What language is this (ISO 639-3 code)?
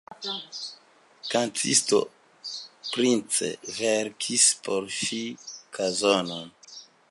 epo